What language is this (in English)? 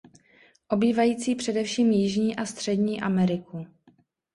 Czech